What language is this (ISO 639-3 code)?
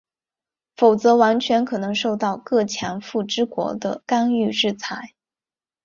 zho